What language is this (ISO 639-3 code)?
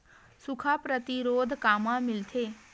hne